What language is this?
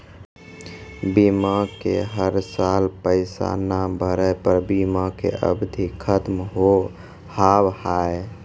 Maithili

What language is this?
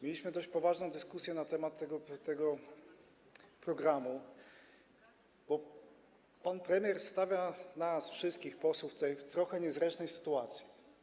Polish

